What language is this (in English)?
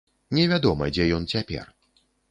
Belarusian